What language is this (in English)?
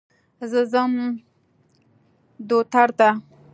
Pashto